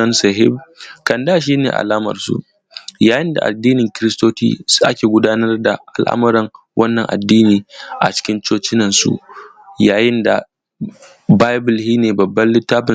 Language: Hausa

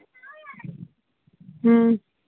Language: Manipuri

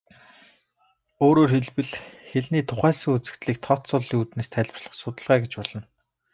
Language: Mongolian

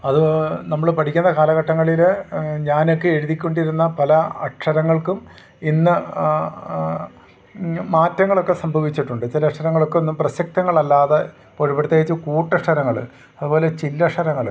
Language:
Malayalam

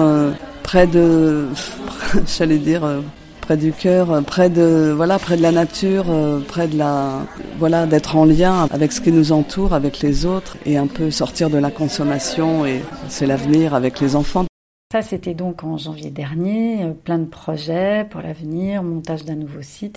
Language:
French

